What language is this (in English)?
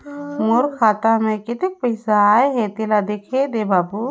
Chhattisgarhi